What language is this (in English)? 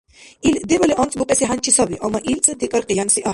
Dargwa